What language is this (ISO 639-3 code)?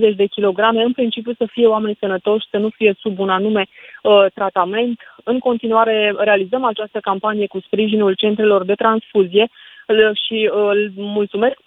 ron